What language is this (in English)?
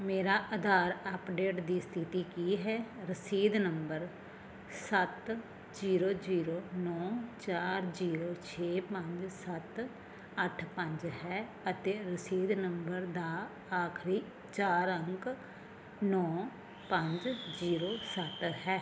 Punjabi